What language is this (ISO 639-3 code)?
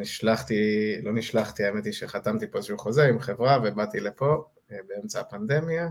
heb